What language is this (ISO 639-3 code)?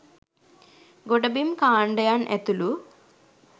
sin